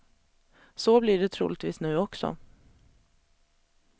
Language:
Swedish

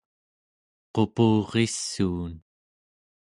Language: Central Yupik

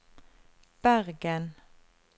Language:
Norwegian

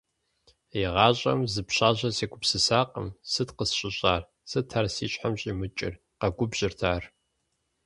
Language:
Kabardian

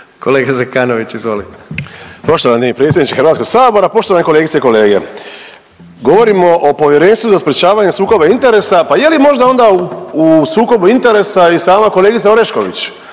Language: Croatian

